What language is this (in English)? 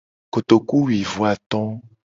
Gen